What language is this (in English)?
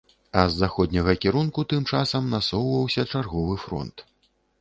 Belarusian